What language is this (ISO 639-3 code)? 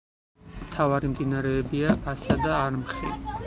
kat